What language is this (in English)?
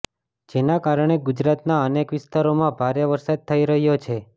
Gujarati